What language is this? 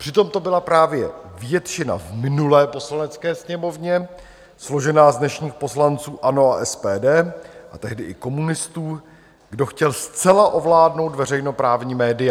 Czech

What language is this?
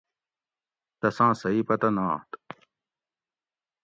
Gawri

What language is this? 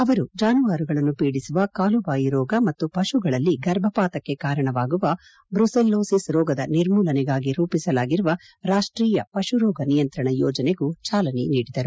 Kannada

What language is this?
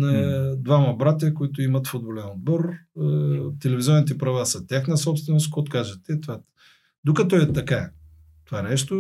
Bulgarian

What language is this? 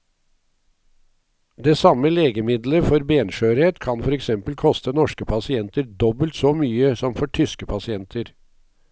Norwegian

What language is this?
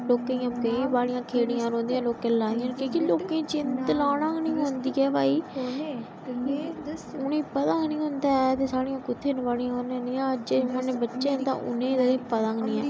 Dogri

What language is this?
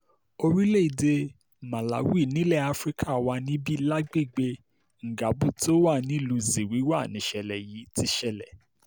Yoruba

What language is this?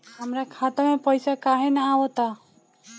Bhojpuri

